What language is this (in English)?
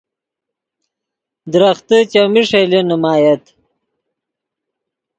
Yidgha